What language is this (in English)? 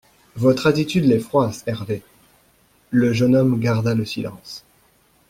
French